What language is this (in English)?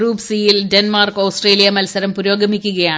Malayalam